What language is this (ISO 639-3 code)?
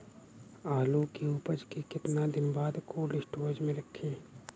bho